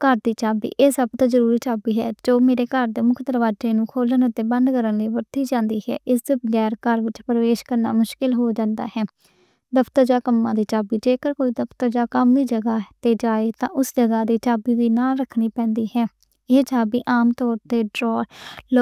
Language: Western Panjabi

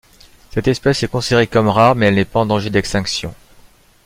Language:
French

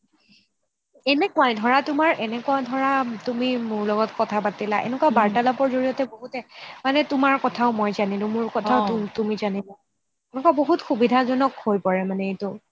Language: Assamese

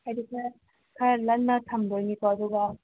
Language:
Manipuri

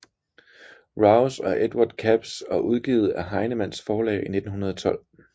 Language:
Danish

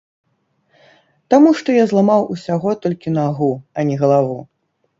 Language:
Belarusian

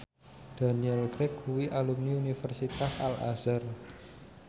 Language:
Javanese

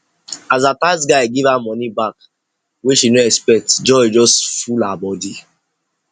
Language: Nigerian Pidgin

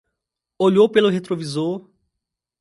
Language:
Portuguese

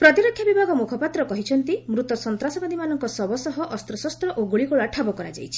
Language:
Odia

